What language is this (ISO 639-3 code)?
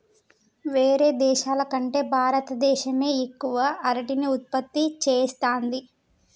tel